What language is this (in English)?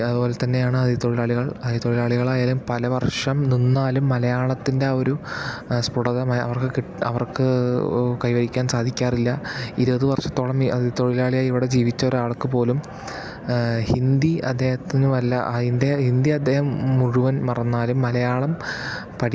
Malayalam